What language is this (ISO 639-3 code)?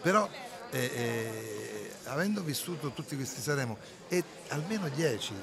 ita